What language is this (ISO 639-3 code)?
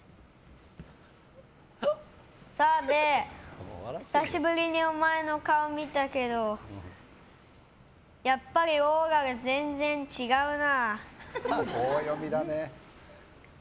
jpn